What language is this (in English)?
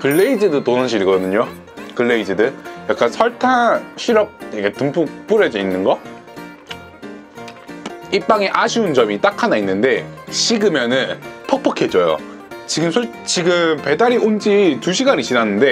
Korean